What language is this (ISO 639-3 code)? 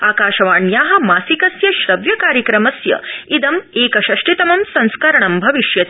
san